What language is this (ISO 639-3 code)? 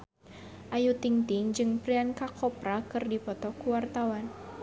sun